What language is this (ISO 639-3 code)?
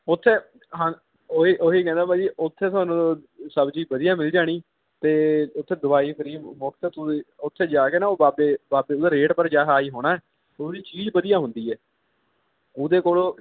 pan